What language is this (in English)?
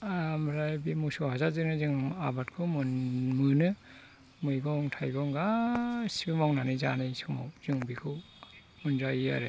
Bodo